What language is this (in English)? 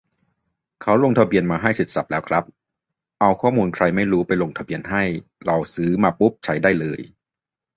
Thai